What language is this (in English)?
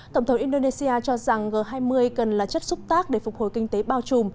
Vietnamese